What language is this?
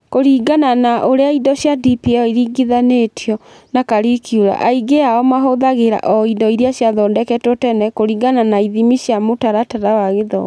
Kikuyu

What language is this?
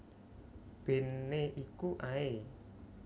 Javanese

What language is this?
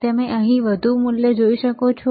Gujarati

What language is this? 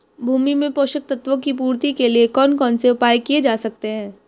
Hindi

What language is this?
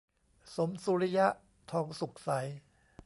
Thai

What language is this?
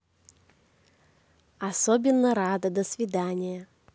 Russian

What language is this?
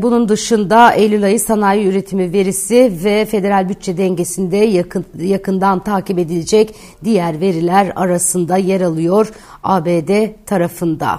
Turkish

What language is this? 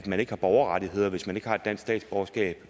Danish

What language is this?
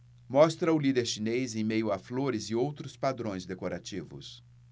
Portuguese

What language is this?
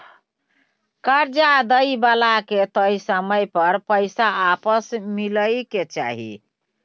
Maithili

